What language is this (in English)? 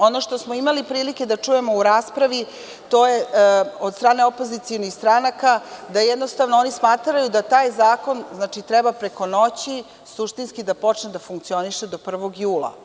Serbian